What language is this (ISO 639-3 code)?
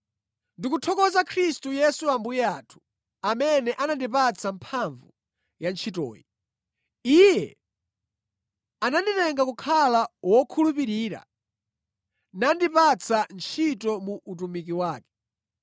nya